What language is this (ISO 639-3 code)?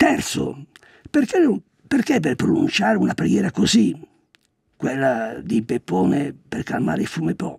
ita